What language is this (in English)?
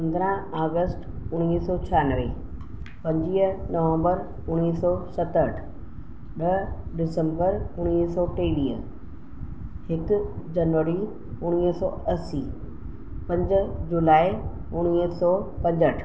Sindhi